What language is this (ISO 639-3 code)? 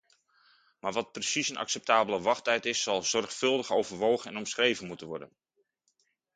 nld